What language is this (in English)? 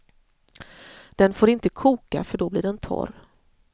Swedish